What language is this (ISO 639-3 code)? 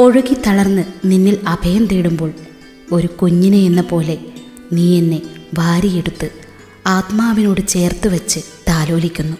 mal